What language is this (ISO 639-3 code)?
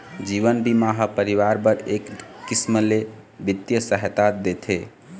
hne